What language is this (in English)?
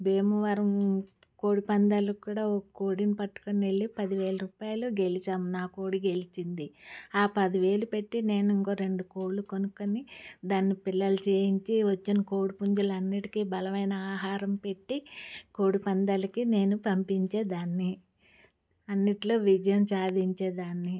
Telugu